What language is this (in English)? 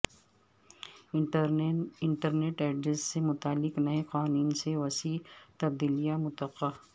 Urdu